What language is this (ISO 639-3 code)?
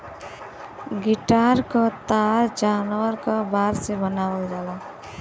bho